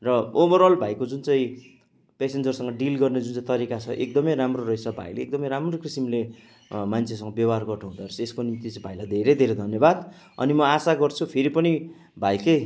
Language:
Nepali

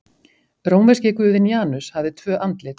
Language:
Icelandic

